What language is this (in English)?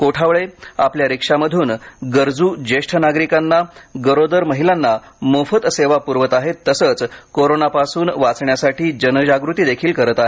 Marathi